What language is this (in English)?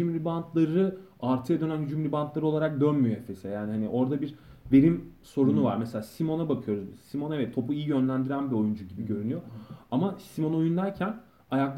Turkish